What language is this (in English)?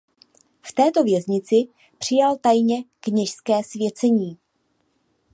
Czech